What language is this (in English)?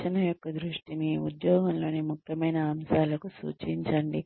Telugu